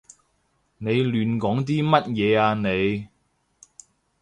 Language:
Cantonese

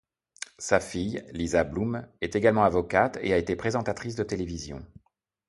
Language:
French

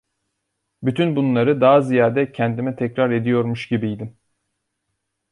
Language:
Turkish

